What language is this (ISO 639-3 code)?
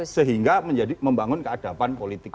ind